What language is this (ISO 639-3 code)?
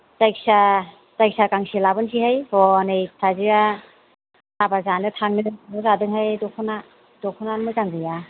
brx